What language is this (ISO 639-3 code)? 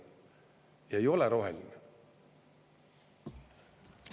est